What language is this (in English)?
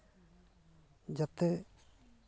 Santali